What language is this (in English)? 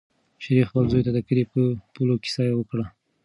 Pashto